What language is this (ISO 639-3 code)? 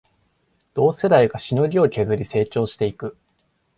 jpn